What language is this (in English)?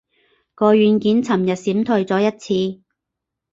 Cantonese